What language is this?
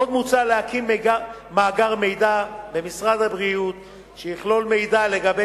Hebrew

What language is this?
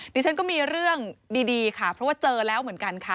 Thai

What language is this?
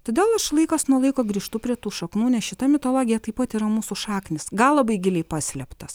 Lithuanian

